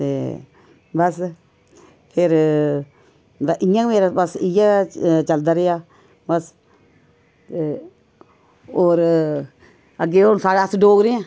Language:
Dogri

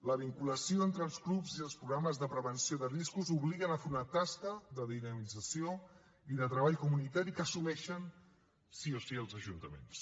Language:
Catalan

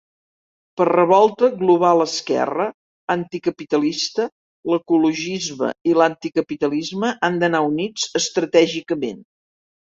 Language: Catalan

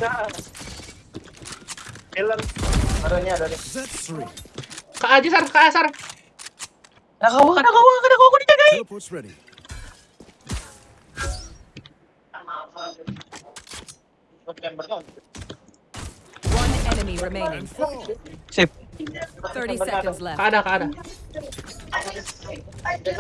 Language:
Indonesian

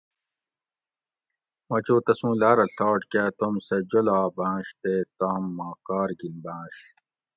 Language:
Gawri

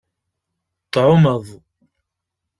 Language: Kabyle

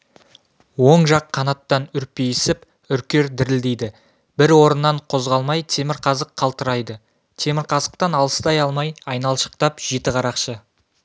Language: Kazakh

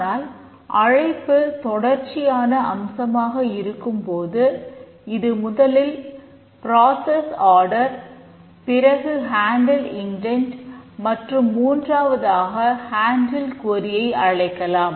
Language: Tamil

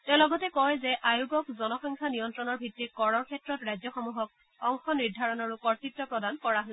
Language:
Assamese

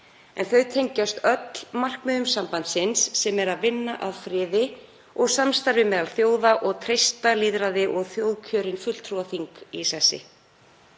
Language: Icelandic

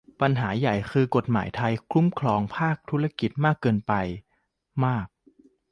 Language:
Thai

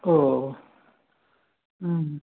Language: Maithili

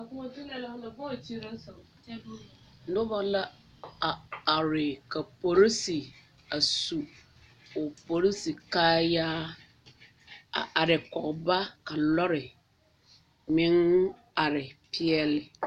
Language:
Southern Dagaare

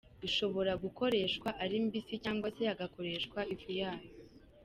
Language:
Kinyarwanda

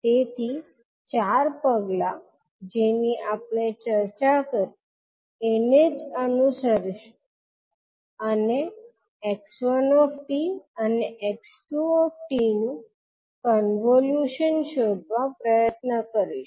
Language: Gujarati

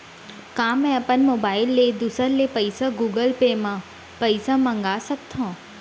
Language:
Chhattisgarhi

